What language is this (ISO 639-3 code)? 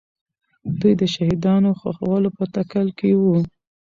pus